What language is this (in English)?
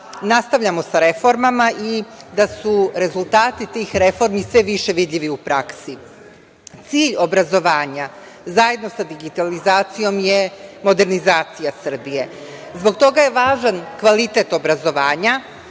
Serbian